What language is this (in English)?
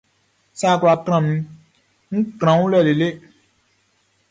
Baoulé